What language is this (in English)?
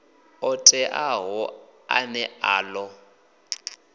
Venda